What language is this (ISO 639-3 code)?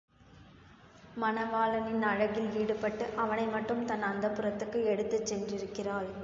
tam